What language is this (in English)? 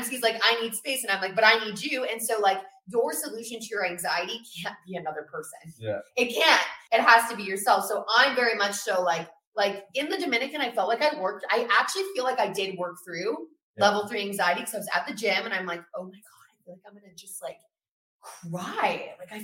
English